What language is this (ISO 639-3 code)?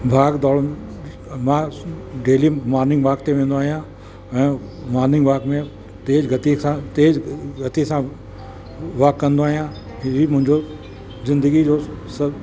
snd